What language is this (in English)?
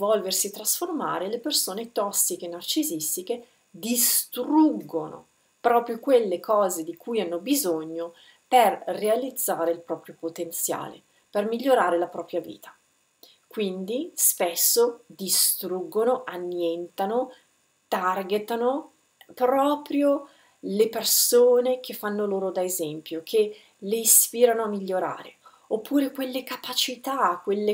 Italian